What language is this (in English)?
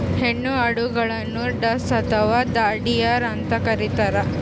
Kannada